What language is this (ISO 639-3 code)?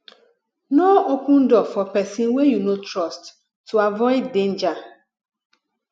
pcm